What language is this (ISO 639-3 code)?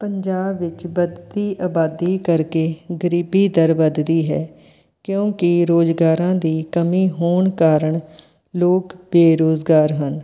pan